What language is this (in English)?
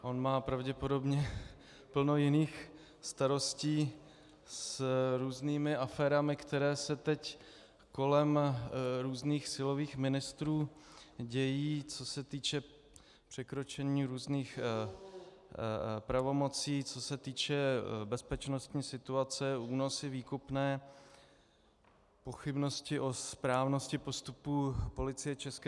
Czech